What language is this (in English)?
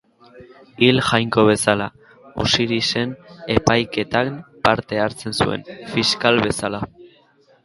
Basque